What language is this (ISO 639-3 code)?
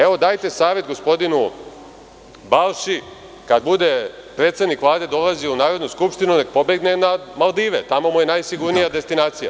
srp